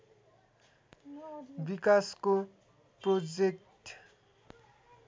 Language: Nepali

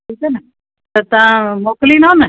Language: Sindhi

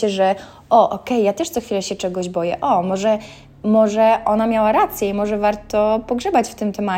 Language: Polish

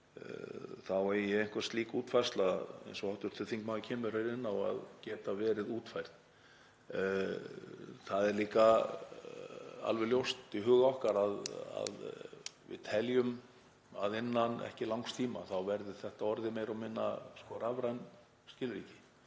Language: Icelandic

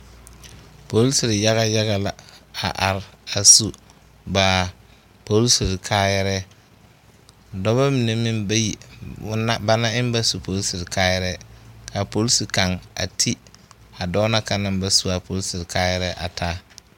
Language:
Southern Dagaare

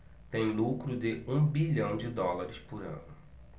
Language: Portuguese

